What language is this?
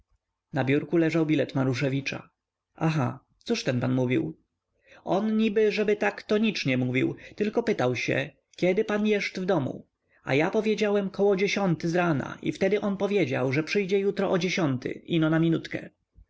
Polish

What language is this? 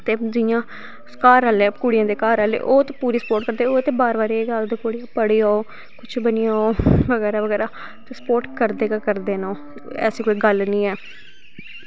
Dogri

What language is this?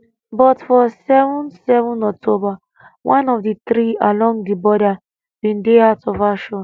Nigerian Pidgin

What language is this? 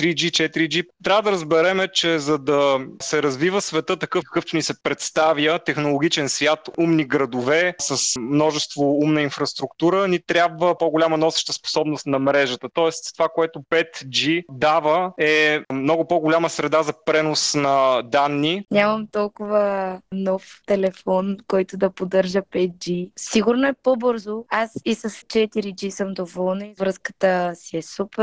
Bulgarian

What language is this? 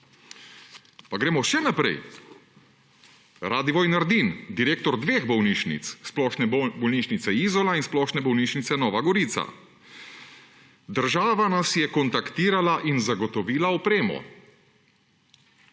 Slovenian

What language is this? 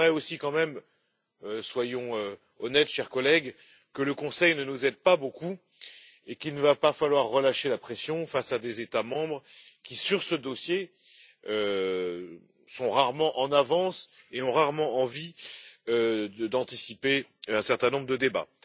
French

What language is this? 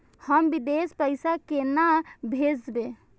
Maithili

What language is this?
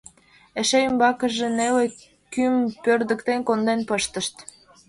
Mari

